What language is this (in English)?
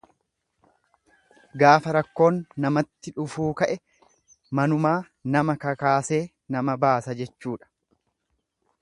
Oromo